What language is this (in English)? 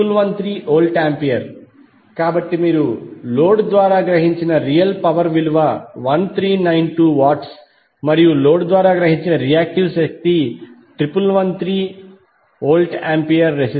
Telugu